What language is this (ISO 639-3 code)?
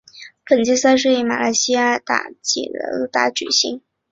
zho